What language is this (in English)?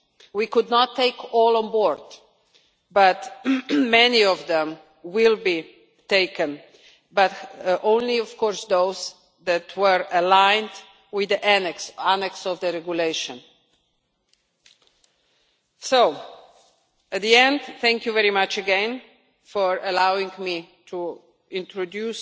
English